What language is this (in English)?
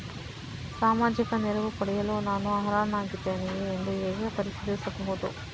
Kannada